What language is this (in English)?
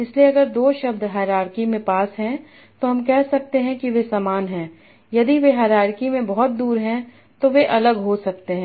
Hindi